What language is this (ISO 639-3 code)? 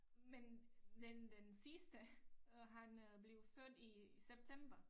dan